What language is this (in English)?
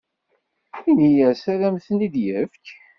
Kabyle